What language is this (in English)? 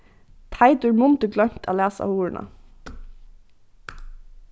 Faroese